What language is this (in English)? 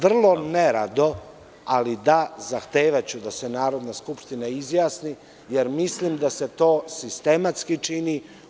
Serbian